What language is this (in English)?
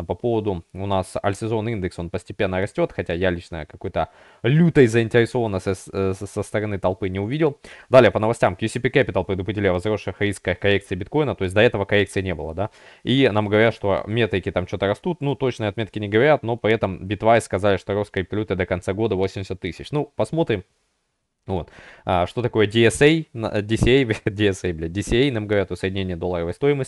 Russian